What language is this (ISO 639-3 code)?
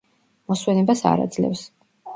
kat